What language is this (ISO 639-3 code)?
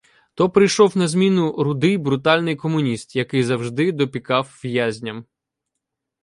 ukr